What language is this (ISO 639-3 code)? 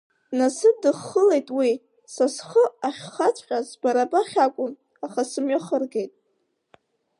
abk